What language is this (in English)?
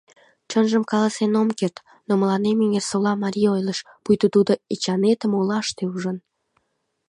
Mari